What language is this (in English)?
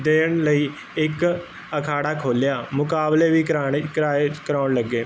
Punjabi